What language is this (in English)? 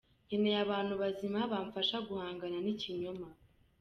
Kinyarwanda